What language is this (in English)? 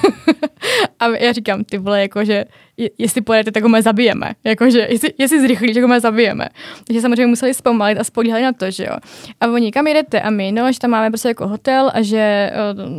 Czech